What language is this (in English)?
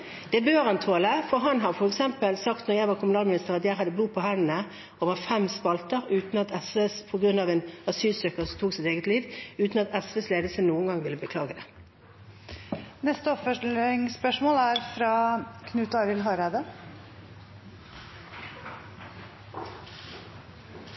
Norwegian